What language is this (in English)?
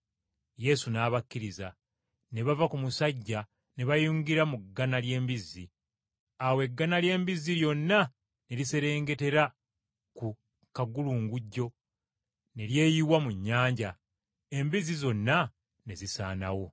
Ganda